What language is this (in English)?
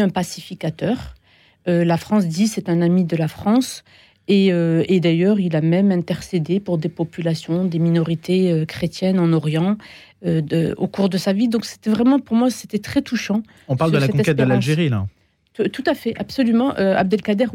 French